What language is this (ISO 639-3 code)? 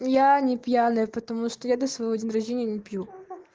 rus